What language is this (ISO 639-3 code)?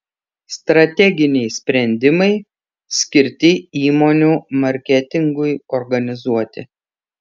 lit